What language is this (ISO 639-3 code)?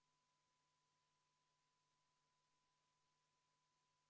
est